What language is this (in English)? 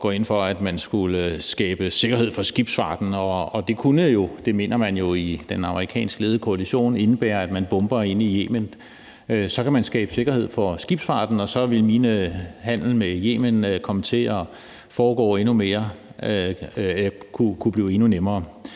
Danish